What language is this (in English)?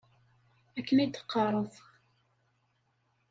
Kabyle